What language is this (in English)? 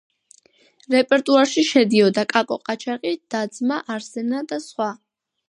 Georgian